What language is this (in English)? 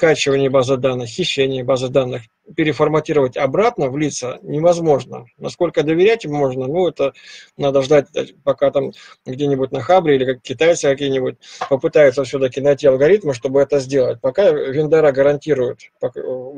Russian